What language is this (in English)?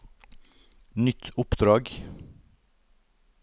Norwegian